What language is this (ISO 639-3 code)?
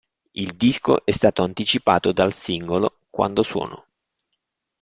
ita